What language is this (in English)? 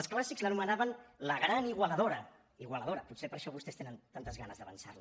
Catalan